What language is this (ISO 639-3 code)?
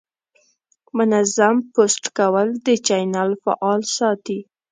pus